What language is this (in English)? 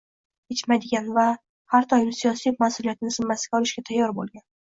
Uzbek